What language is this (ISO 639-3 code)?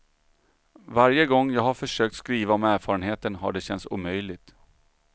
swe